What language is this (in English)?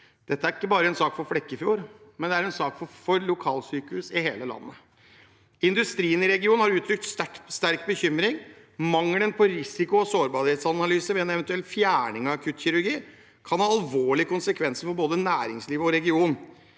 Norwegian